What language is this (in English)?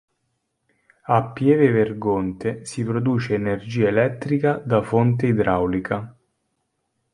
Italian